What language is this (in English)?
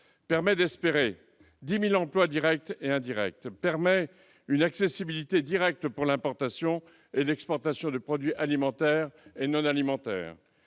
French